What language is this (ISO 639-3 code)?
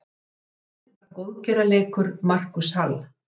isl